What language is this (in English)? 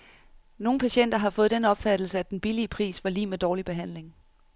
Danish